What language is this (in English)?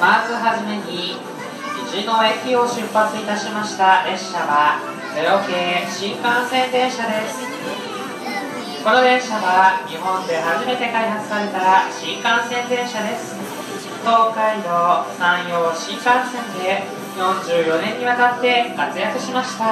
Japanese